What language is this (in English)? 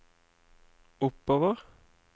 Norwegian